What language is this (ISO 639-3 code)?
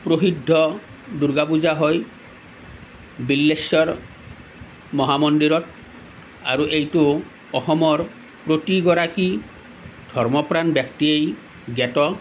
asm